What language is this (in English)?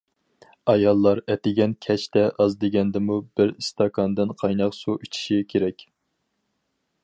Uyghur